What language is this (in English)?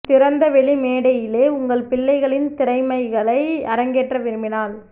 Tamil